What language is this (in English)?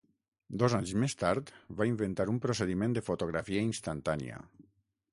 Catalan